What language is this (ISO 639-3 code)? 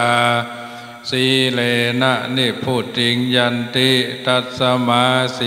tha